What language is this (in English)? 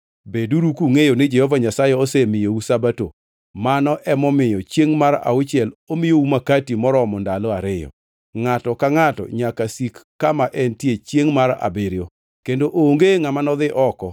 Luo (Kenya and Tanzania)